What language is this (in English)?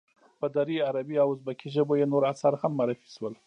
Pashto